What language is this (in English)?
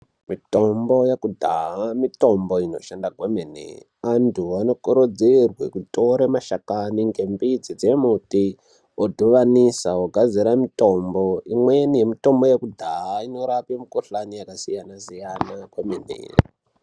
Ndau